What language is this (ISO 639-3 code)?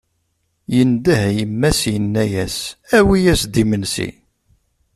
kab